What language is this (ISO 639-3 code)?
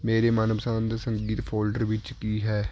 pan